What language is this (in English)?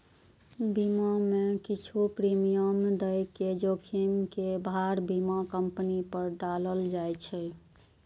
Maithili